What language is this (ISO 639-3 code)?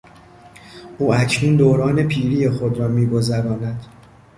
fas